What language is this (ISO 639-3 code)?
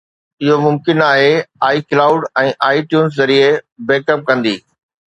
snd